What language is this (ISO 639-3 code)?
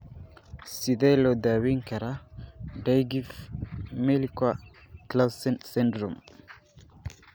som